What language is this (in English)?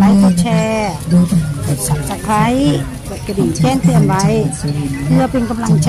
Thai